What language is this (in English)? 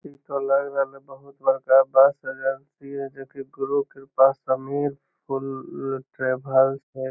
Magahi